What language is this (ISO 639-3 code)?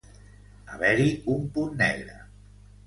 cat